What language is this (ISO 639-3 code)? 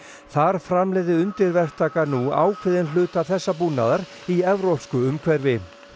isl